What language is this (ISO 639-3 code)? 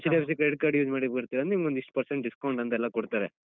kan